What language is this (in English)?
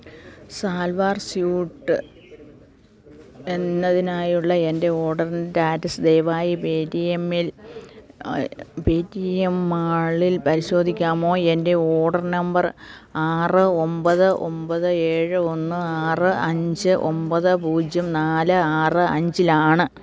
Malayalam